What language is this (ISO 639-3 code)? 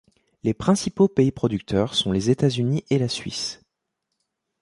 fra